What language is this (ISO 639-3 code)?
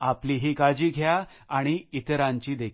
mar